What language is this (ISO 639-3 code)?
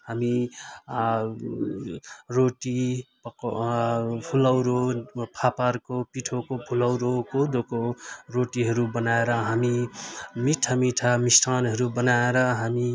nep